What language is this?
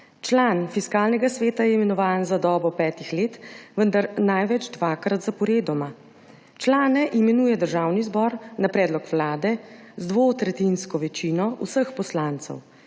Slovenian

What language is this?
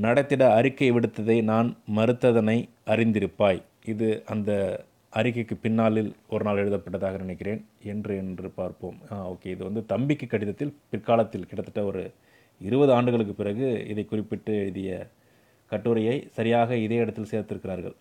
Tamil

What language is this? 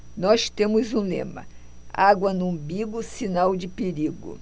Portuguese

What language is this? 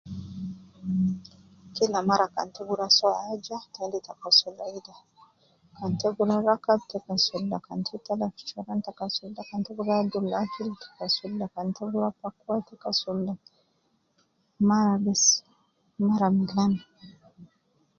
Nubi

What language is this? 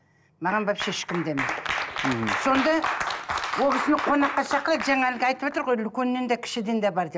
Kazakh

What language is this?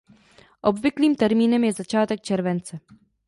Czech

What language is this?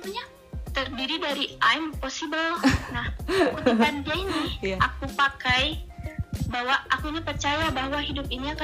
Indonesian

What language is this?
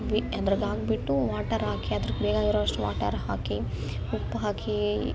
Kannada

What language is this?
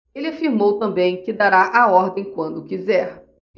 Portuguese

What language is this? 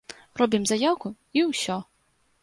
Belarusian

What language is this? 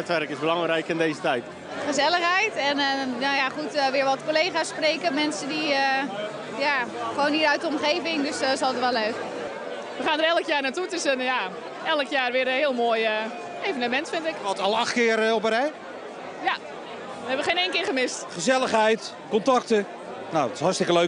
Dutch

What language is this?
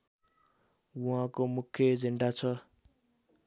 Nepali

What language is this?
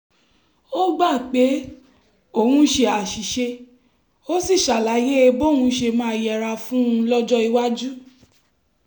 Yoruba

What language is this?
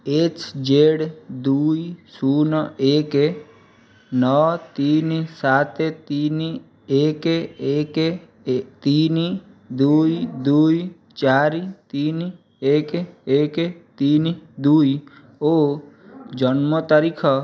Odia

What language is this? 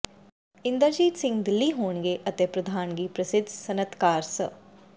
Punjabi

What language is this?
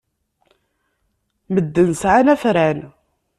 Kabyle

